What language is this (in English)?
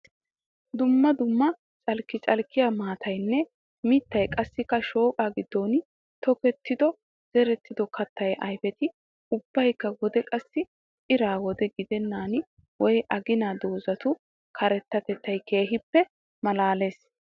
Wolaytta